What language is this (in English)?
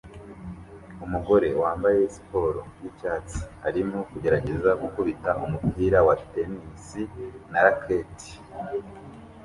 Kinyarwanda